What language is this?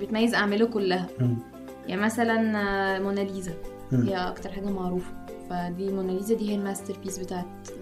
Arabic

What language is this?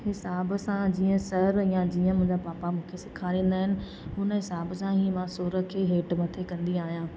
Sindhi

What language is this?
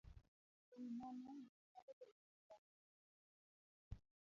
Luo (Kenya and Tanzania)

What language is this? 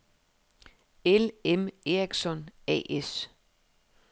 Danish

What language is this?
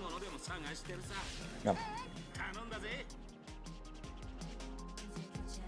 French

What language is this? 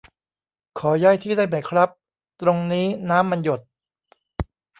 Thai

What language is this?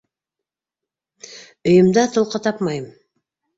Bashkir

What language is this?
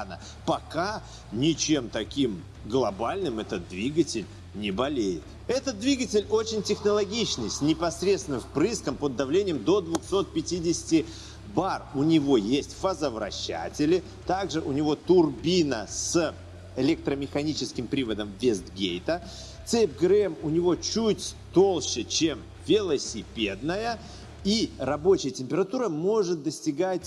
Russian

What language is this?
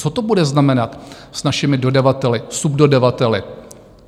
Czech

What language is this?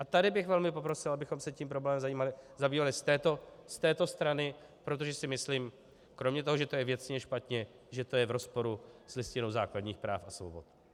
Czech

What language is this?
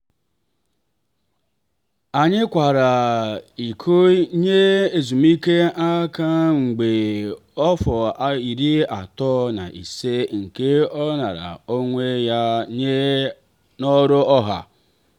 Igbo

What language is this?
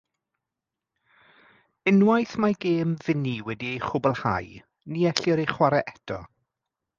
Welsh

